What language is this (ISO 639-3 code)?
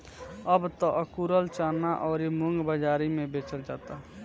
bho